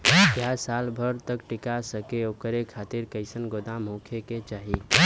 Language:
Bhojpuri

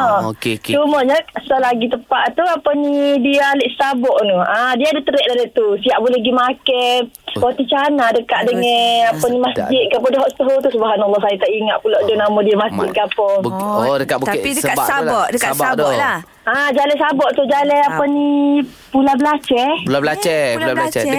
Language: Malay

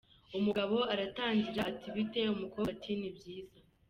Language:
Kinyarwanda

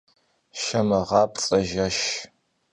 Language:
Kabardian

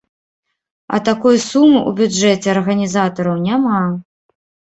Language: Belarusian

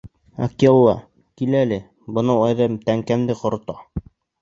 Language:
Bashkir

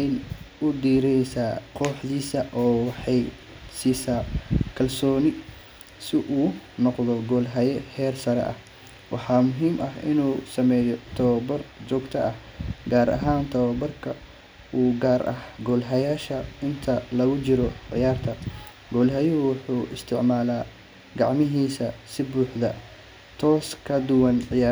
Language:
Somali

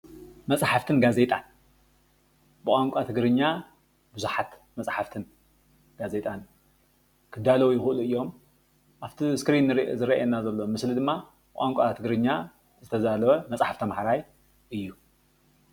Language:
Tigrinya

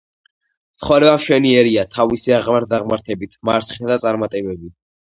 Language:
Georgian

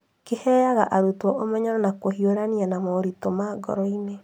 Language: Kikuyu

